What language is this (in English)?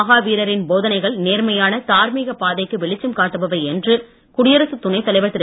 Tamil